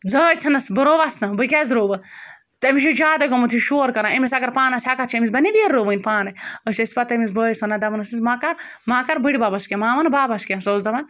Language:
Kashmiri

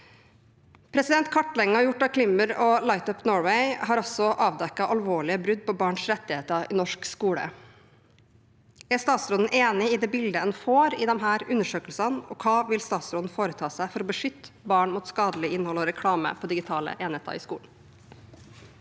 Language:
Norwegian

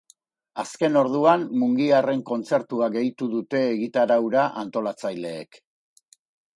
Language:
Basque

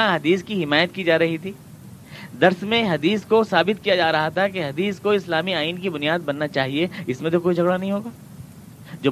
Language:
Urdu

